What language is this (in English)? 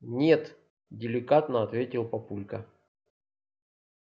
Russian